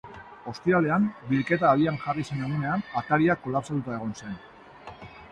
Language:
Basque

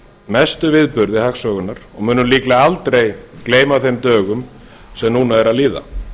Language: Icelandic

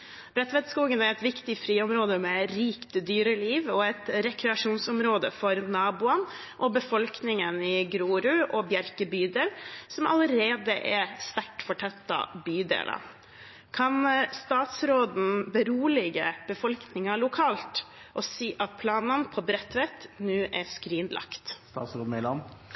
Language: Norwegian Bokmål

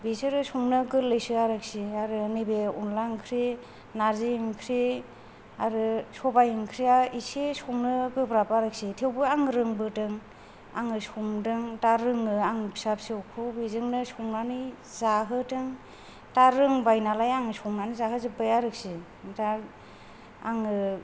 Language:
Bodo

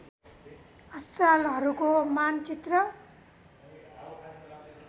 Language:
Nepali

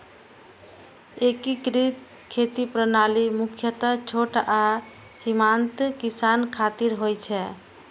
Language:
Maithili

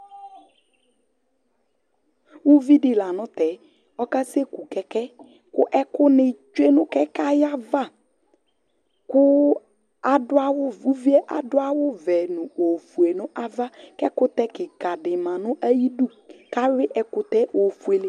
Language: Ikposo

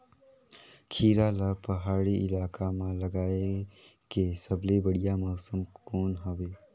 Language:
Chhattisgarhi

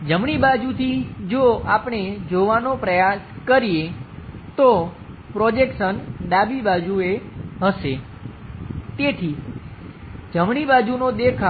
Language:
Gujarati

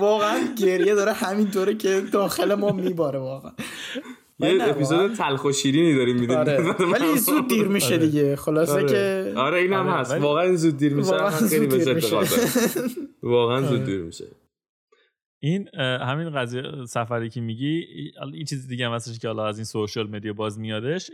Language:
Persian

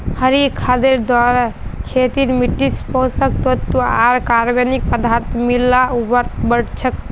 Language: Magahi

